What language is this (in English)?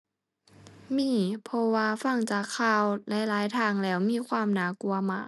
Thai